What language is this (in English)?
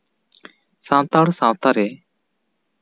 Santali